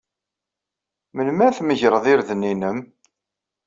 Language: Kabyle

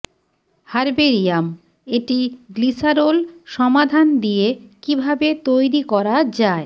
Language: Bangla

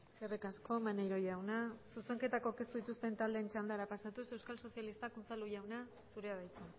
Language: Basque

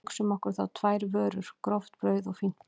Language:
Icelandic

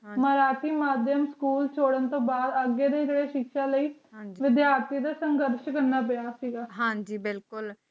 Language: Punjabi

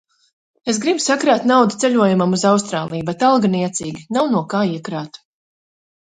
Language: Latvian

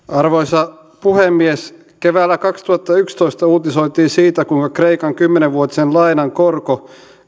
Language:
Finnish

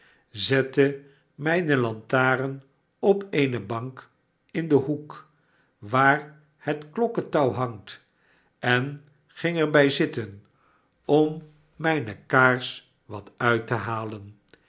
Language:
Dutch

